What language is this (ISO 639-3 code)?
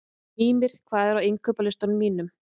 isl